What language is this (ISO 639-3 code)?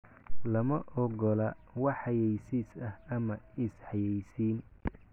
som